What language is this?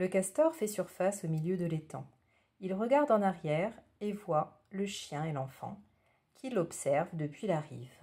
French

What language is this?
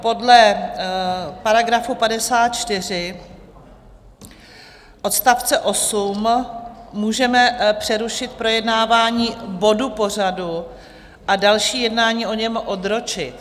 Czech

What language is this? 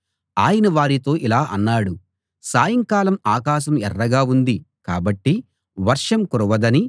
Telugu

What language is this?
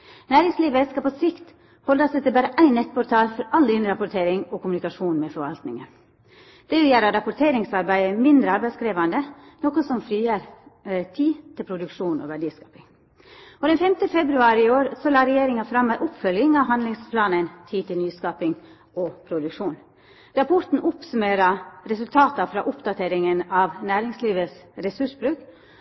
Norwegian Nynorsk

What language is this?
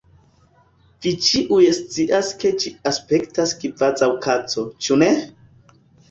Esperanto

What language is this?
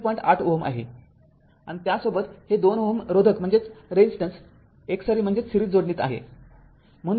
Marathi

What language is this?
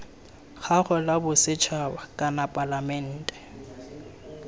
Tswana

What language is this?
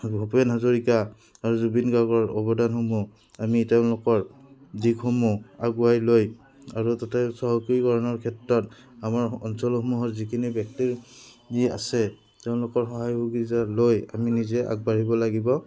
Assamese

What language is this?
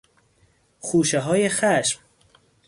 Persian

